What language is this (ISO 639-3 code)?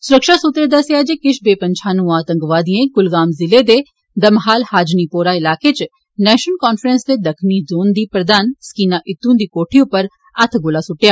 doi